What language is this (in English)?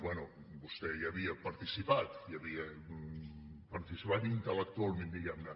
Catalan